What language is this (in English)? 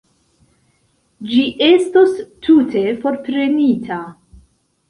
Esperanto